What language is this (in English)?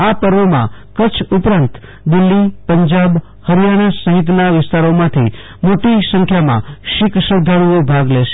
Gujarati